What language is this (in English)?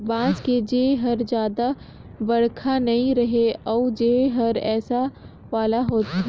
Chhattisgarhi